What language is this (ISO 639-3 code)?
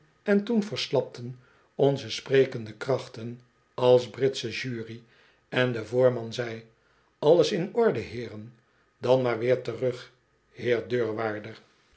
nld